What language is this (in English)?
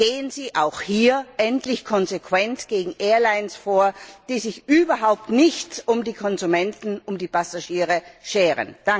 German